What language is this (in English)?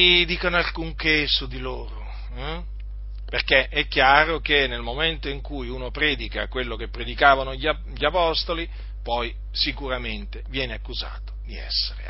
Italian